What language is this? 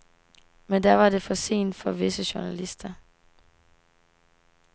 Danish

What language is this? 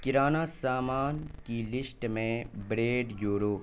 Urdu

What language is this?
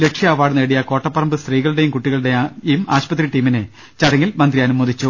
Malayalam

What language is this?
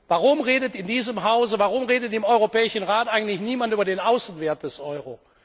German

